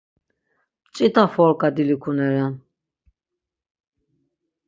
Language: Laz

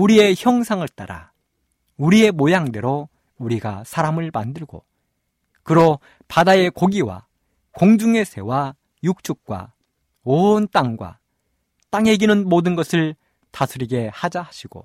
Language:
Korean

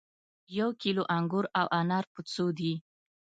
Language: Pashto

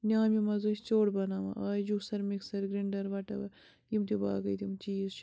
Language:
Kashmiri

